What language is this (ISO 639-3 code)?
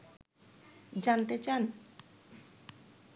ben